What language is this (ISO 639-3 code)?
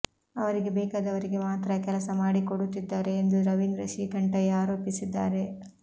kan